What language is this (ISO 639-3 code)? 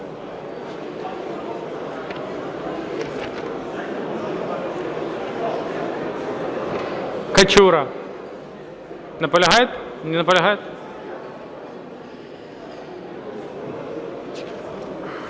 ukr